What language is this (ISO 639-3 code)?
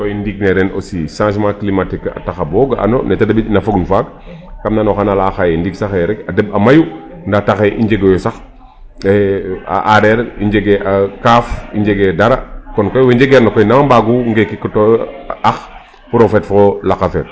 srr